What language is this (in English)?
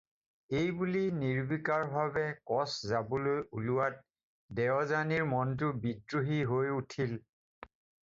Assamese